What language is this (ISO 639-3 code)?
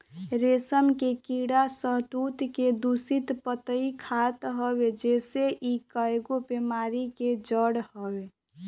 bho